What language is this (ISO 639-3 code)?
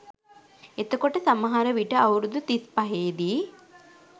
sin